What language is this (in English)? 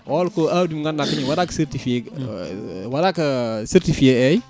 Fula